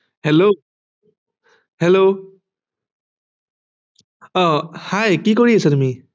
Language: Assamese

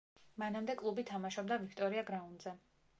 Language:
Georgian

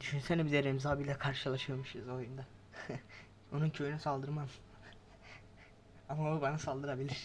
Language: Turkish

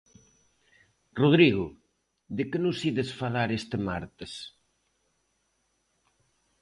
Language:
Galician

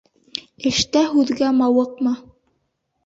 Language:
Bashkir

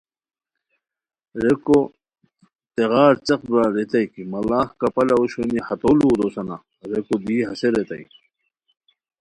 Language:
Khowar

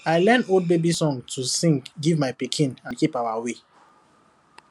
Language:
Nigerian Pidgin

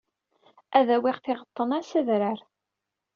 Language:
Kabyle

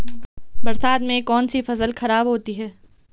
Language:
Hindi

